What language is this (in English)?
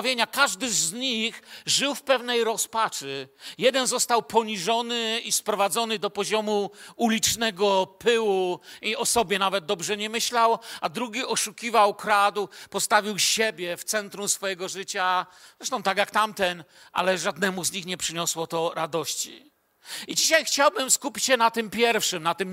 Polish